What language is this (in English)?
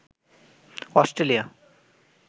Bangla